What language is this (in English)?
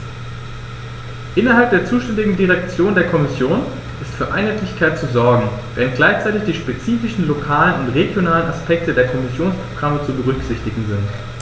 German